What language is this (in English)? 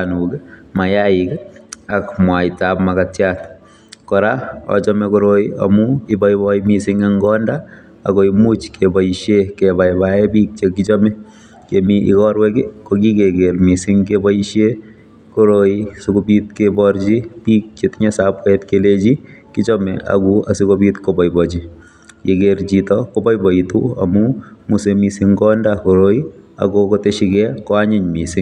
Kalenjin